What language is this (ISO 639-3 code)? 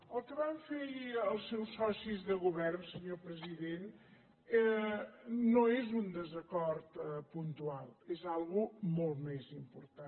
cat